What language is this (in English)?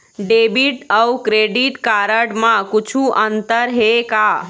Chhattisgarhi